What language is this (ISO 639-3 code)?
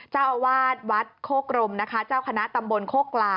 tha